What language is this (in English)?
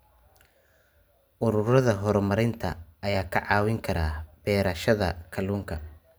Somali